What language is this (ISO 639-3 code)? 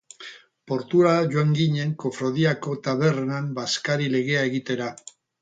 eus